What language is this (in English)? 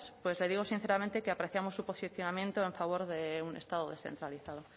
Spanish